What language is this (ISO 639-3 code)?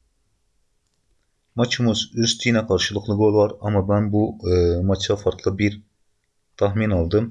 tur